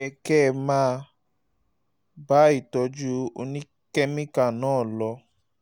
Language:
Yoruba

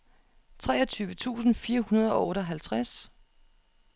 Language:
Danish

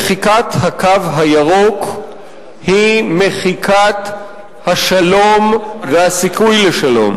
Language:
Hebrew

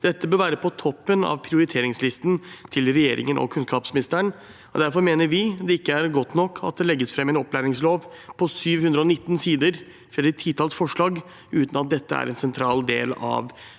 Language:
Norwegian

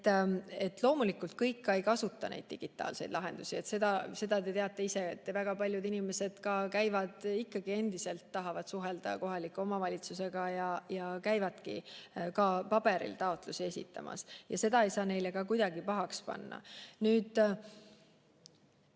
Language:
Estonian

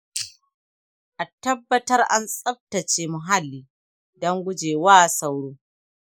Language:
Hausa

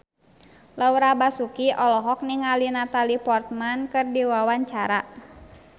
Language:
Sundanese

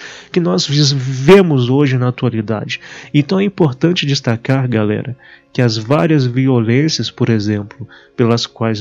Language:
Portuguese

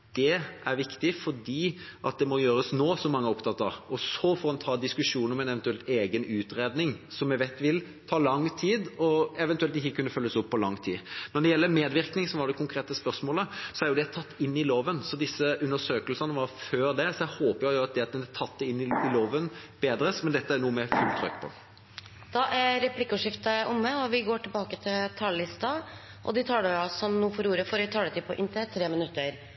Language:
Norwegian Bokmål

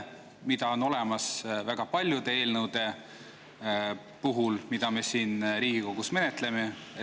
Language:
Estonian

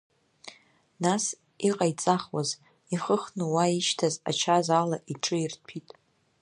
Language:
Abkhazian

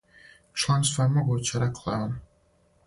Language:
Serbian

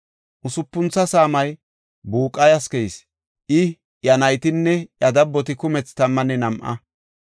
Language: Gofa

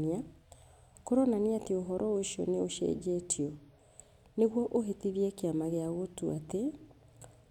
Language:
Kikuyu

